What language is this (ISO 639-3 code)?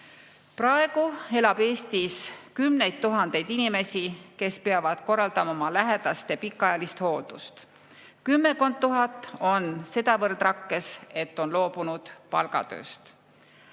est